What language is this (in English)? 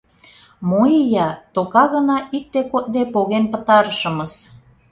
Mari